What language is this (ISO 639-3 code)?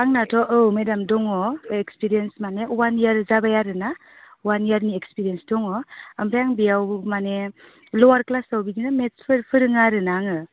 brx